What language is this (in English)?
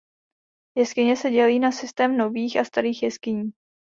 Czech